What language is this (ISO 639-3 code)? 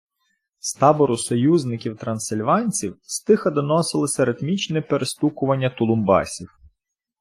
ukr